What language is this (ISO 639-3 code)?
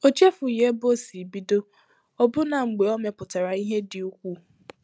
ibo